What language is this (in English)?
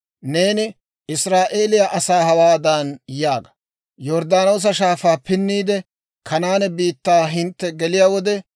Dawro